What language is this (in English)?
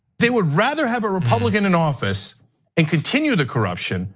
English